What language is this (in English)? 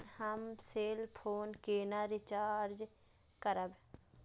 Maithili